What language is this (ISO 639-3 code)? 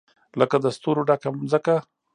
pus